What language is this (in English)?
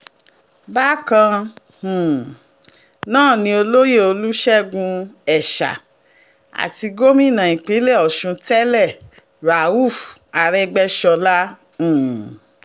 Yoruba